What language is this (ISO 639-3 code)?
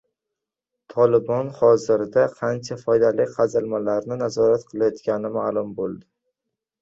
uzb